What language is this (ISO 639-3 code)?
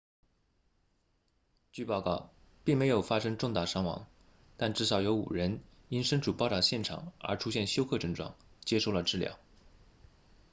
zho